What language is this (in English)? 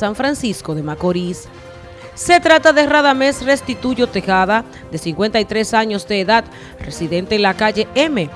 Spanish